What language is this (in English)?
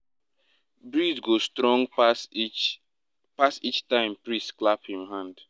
Nigerian Pidgin